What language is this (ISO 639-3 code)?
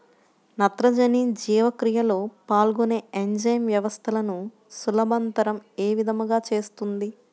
tel